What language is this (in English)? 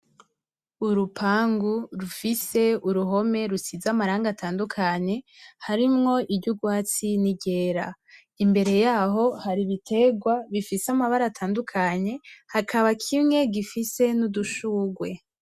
Rundi